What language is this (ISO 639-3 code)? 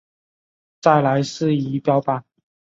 zho